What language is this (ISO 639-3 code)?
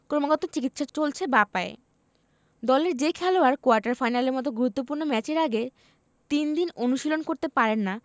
ben